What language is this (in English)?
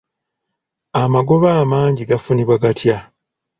Ganda